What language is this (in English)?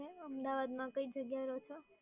Gujarati